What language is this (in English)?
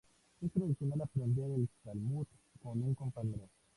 Spanish